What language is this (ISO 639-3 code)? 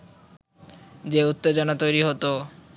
ben